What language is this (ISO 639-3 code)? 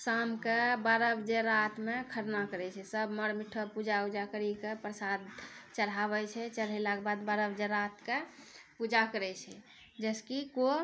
mai